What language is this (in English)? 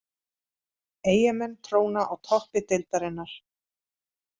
Icelandic